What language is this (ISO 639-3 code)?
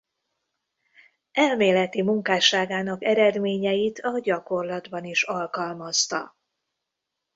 hun